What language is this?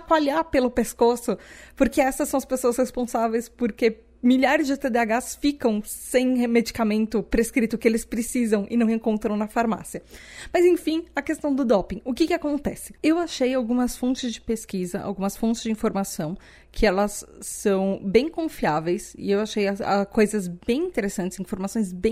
Portuguese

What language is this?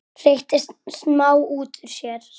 Icelandic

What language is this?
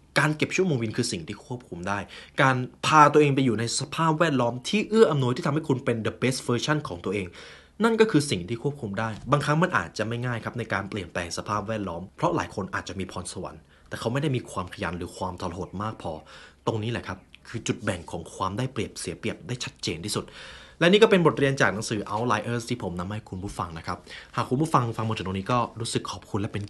Thai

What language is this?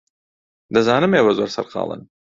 Central Kurdish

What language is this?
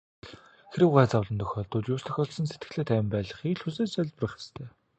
Mongolian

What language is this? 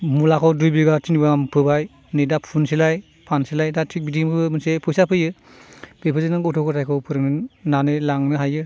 Bodo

